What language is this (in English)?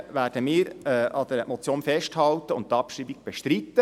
Swiss German